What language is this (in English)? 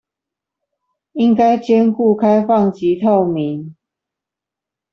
Chinese